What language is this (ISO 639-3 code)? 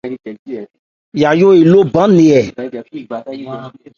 ebr